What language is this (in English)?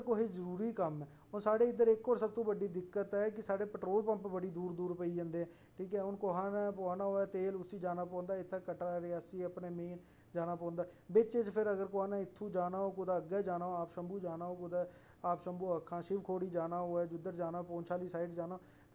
Dogri